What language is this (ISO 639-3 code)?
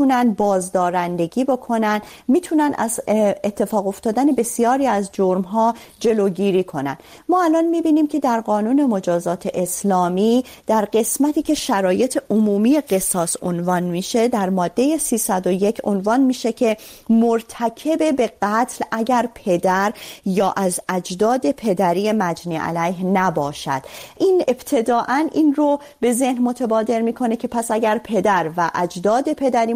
fas